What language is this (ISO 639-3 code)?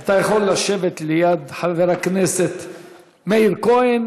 heb